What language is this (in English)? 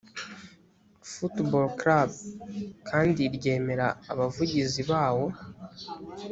Kinyarwanda